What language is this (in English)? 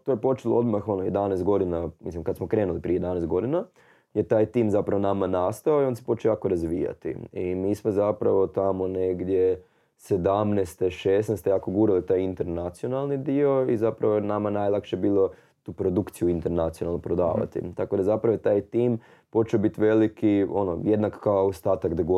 Croatian